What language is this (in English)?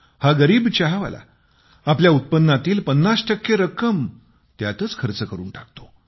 Marathi